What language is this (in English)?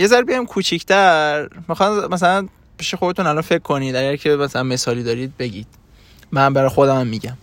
Persian